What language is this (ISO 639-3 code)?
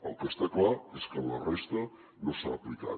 cat